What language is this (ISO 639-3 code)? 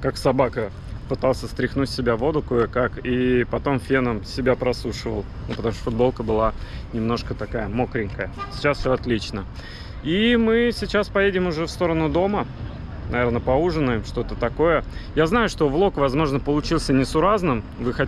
rus